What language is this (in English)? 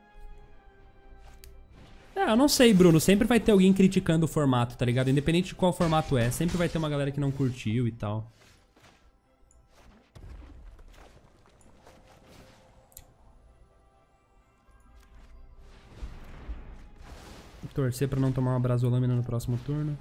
Portuguese